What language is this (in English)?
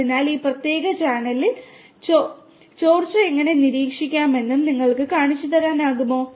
Malayalam